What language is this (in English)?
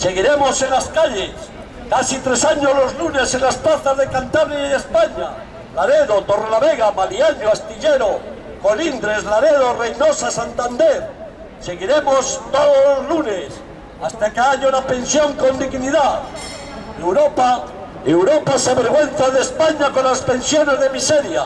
Spanish